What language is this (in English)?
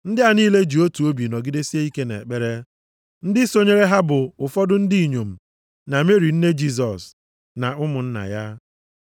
Igbo